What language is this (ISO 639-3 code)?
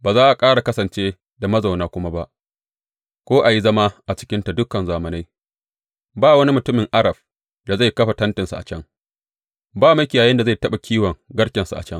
hau